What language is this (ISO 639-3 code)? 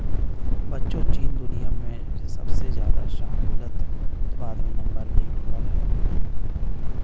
hin